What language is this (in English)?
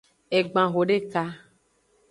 Aja (Benin)